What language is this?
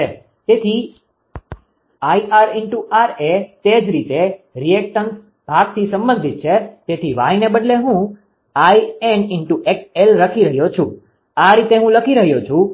Gujarati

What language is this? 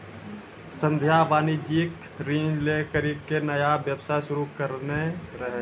Maithili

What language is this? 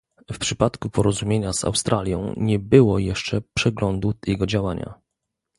Polish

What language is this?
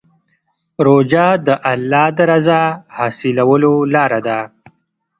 Pashto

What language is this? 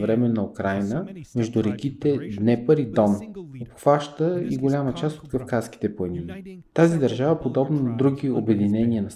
Bulgarian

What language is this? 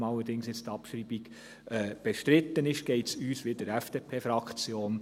Swiss German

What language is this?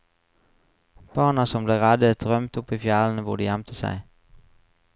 Norwegian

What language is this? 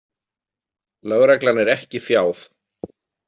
Icelandic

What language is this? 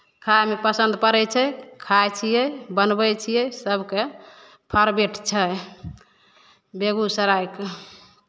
Maithili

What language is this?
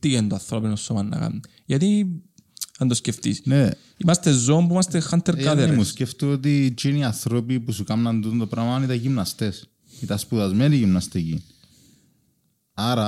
Greek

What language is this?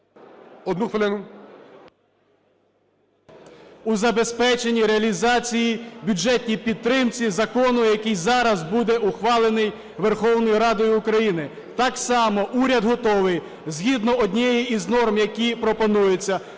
Ukrainian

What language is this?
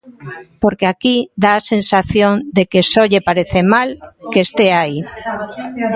Galician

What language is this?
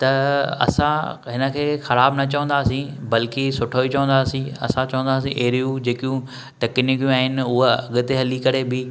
Sindhi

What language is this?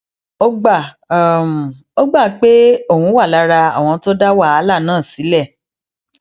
Yoruba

